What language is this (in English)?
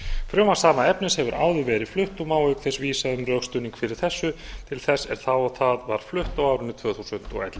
Icelandic